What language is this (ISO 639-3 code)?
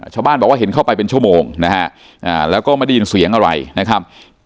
tha